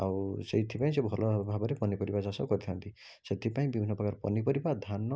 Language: Odia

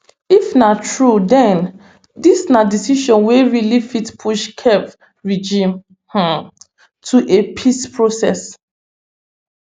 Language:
Nigerian Pidgin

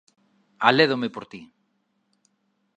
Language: Galician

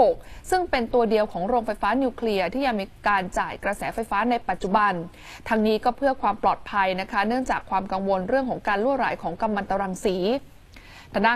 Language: Thai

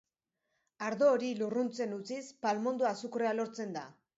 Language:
Basque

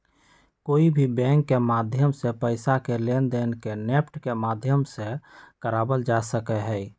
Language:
Magahi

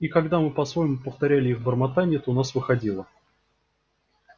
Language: Russian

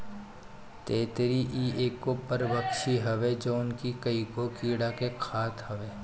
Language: Bhojpuri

